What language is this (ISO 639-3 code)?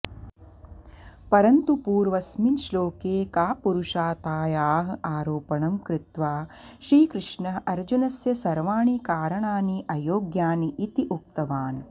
san